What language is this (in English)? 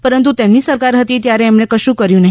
Gujarati